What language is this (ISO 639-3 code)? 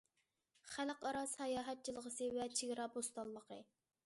uig